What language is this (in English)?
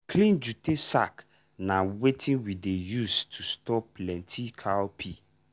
Nigerian Pidgin